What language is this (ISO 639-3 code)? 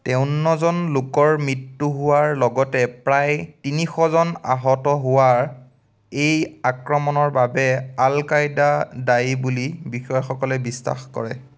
asm